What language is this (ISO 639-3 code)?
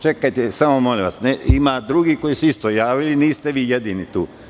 srp